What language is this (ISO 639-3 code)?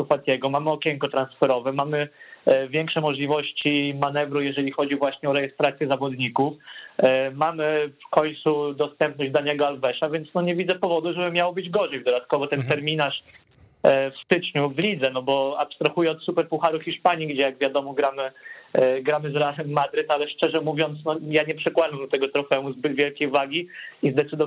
pol